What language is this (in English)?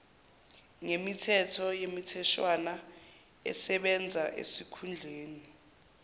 Zulu